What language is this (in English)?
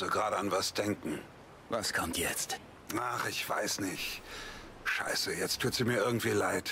German